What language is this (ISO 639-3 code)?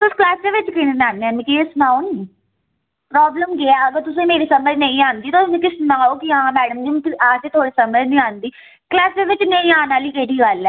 doi